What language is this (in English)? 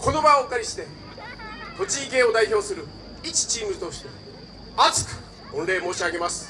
Japanese